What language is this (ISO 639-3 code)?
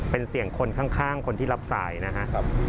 tha